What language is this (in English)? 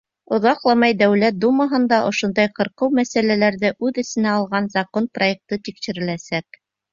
Bashkir